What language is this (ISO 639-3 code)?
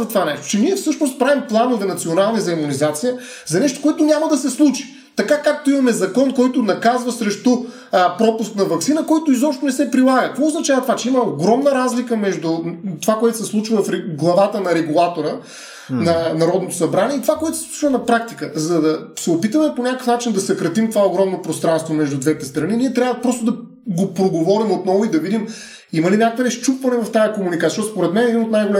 bul